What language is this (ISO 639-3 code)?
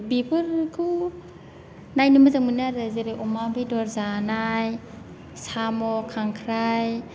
brx